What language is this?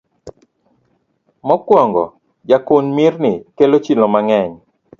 Luo (Kenya and Tanzania)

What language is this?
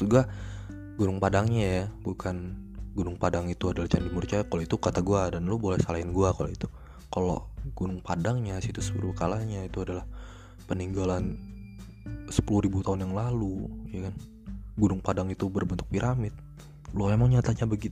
Indonesian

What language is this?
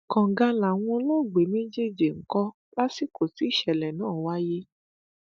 Yoruba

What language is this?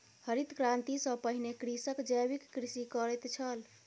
Maithili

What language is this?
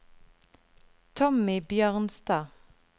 Norwegian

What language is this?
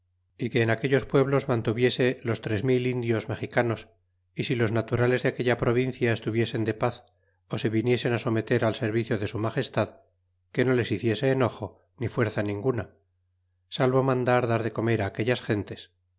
Spanish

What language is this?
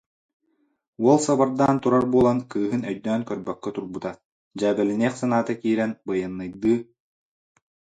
Yakut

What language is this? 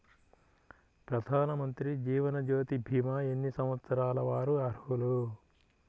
Telugu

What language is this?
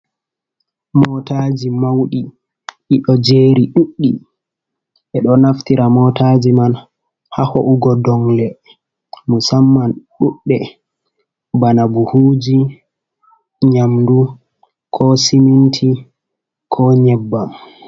Fula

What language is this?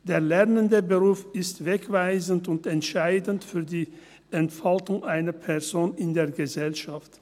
Swiss German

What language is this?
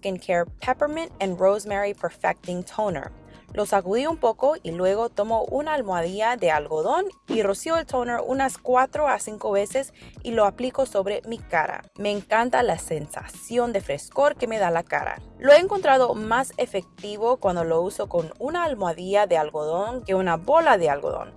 Spanish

